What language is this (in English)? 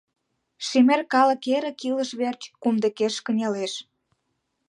Mari